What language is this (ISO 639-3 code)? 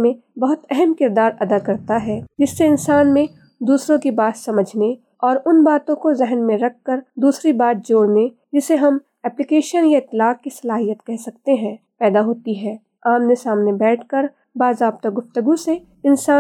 urd